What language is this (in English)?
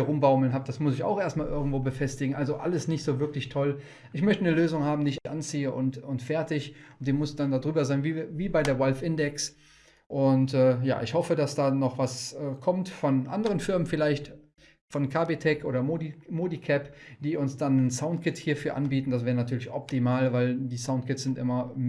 German